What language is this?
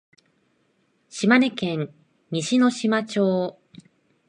Japanese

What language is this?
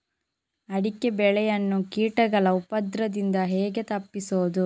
Kannada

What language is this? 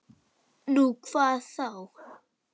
Icelandic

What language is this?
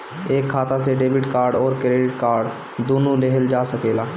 Bhojpuri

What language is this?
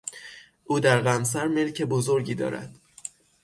Persian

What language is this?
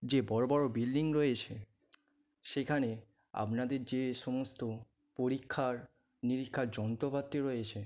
Bangla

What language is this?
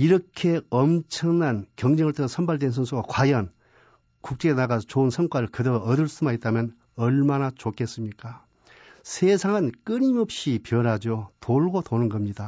Korean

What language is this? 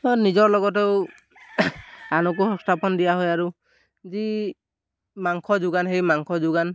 Assamese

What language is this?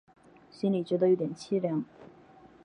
Chinese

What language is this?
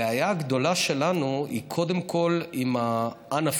Hebrew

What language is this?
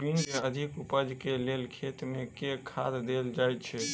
Maithili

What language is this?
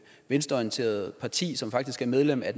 Danish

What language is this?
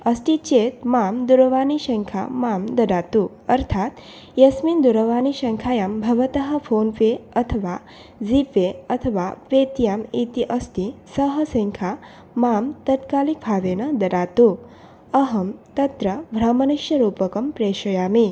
Sanskrit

